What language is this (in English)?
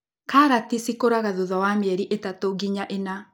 Kikuyu